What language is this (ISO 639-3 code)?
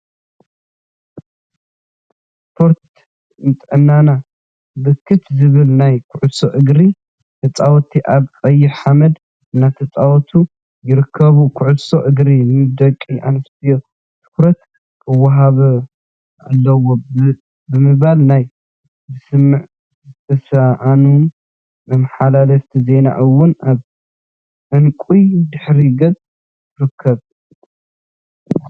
tir